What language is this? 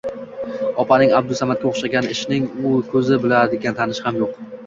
Uzbek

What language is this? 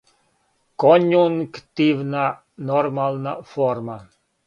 Serbian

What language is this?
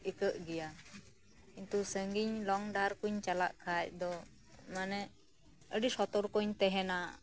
Santali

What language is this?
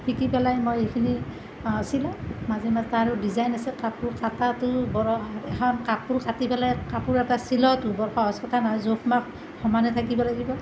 Assamese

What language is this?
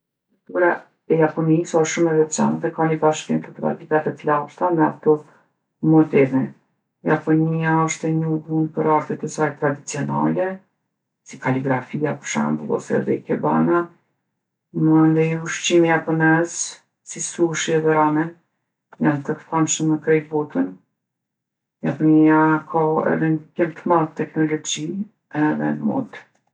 Gheg Albanian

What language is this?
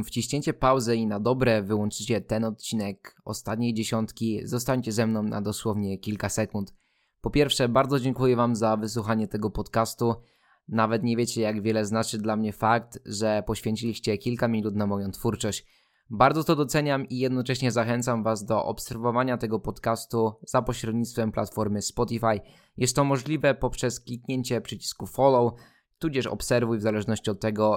Polish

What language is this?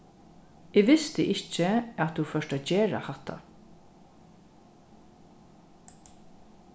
Faroese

